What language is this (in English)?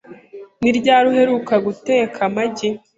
Kinyarwanda